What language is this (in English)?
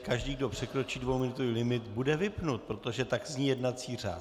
Czech